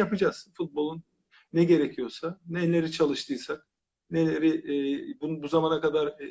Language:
Turkish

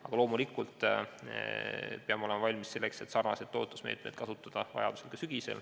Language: Estonian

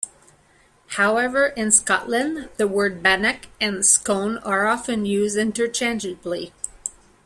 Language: English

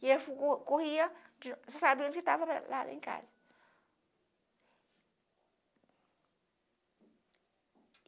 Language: Portuguese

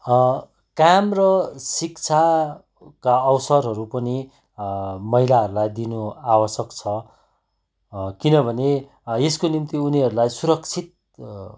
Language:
Nepali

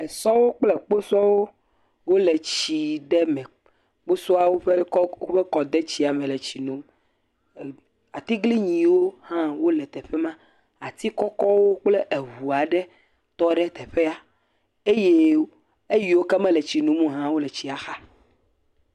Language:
Ewe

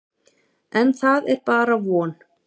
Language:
Icelandic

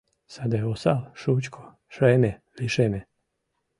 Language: Mari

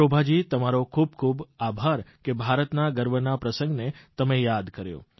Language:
Gujarati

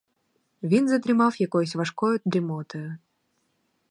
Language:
Ukrainian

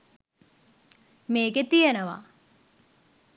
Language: Sinhala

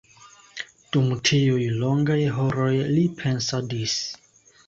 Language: Esperanto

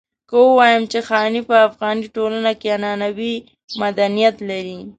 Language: Pashto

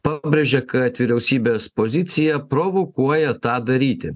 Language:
Lithuanian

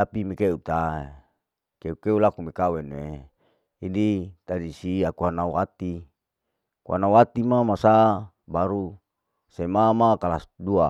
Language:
Larike-Wakasihu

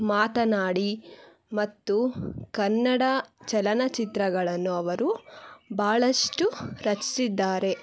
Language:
Kannada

